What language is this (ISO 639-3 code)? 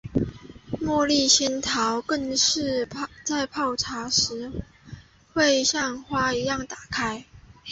zho